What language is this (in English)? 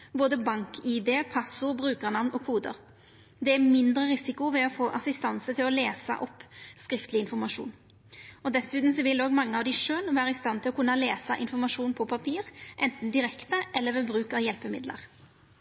Norwegian Nynorsk